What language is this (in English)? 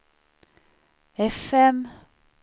Swedish